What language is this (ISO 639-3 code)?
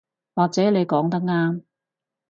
yue